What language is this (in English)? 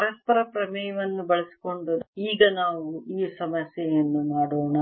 Kannada